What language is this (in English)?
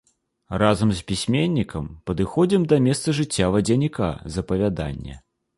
Belarusian